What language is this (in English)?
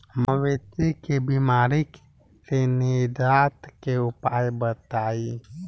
Bhojpuri